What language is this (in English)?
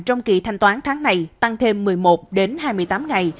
Vietnamese